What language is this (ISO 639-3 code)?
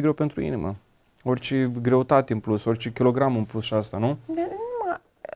ron